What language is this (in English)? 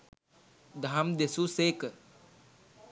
Sinhala